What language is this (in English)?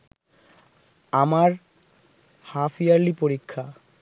Bangla